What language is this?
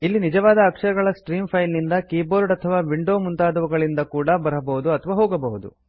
Kannada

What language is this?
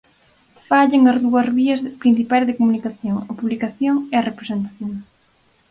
Galician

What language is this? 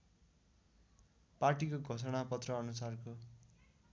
Nepali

